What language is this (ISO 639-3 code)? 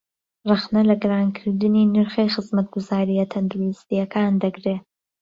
ckb